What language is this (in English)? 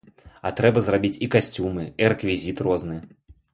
Belarusian